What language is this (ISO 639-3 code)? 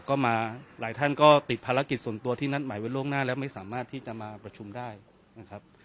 tha